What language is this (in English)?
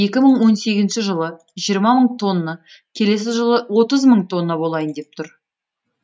Kazakh